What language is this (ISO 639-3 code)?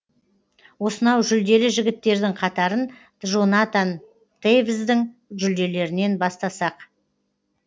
kaz